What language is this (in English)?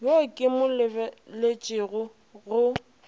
Northern Sotho